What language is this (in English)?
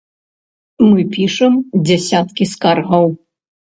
Belarusian